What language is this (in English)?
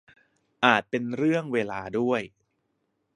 Thai